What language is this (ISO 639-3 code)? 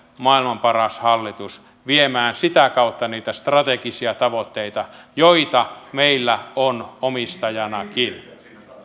fin